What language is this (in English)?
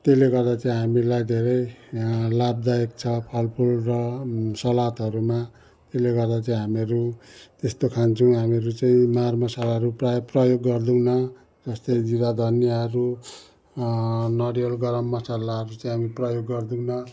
Nepali